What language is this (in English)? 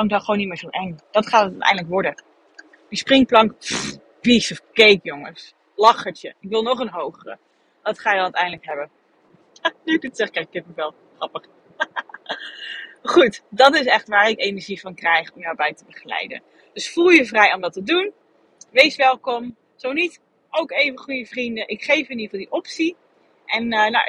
Dutch